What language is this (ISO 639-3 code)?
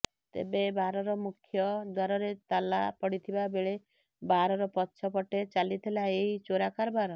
ori